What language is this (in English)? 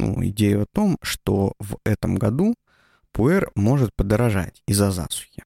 Russian